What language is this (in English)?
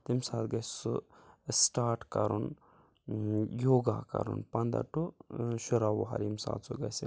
Kashmiri